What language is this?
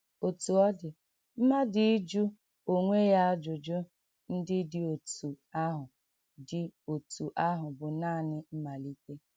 Igbo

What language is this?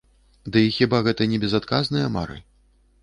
Belarusian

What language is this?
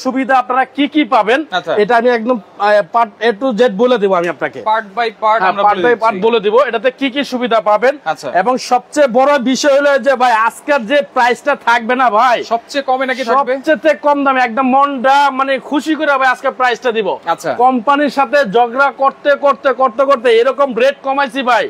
Bangla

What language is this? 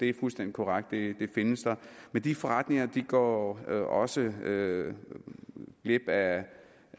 Danish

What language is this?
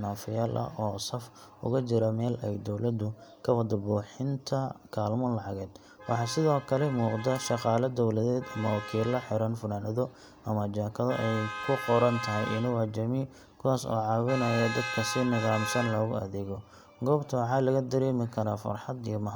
Somali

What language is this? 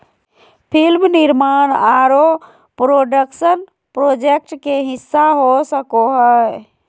Magahi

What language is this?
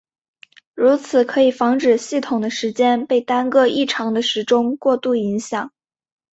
Chinese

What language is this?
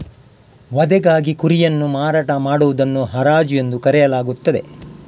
Kannada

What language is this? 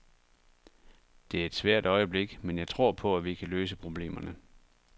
Danish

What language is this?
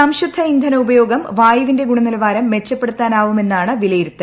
Malayalam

